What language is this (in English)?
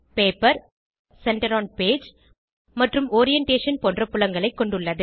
Tamil